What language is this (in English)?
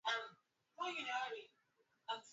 Swahili